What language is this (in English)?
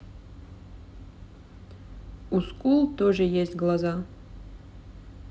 Russian